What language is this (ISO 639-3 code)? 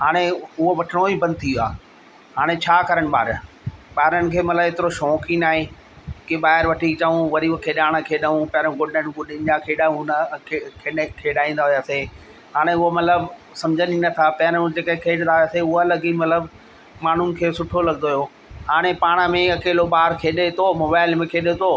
snd